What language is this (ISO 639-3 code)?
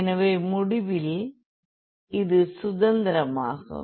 tam